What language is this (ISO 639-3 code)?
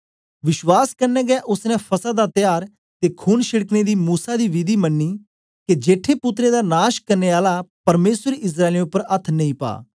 doi